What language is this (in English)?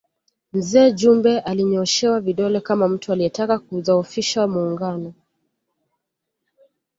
Swahili